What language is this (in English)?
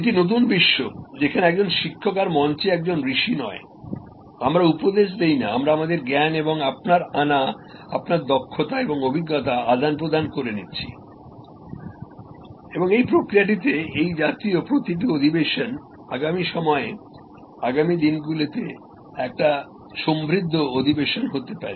Bangla